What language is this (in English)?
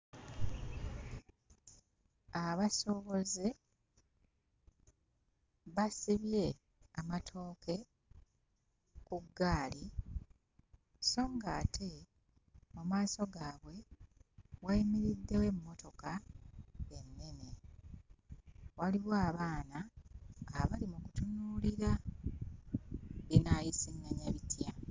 Ganda